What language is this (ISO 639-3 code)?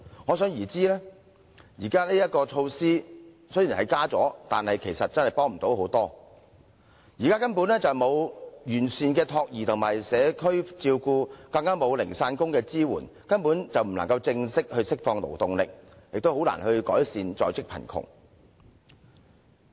yue